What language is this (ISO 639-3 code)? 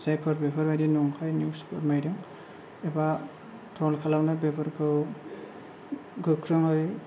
brx